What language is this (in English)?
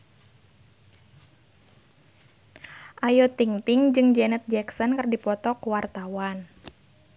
Sundanese